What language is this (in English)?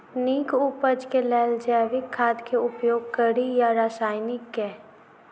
Maithili